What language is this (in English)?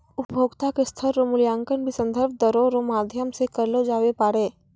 Maithili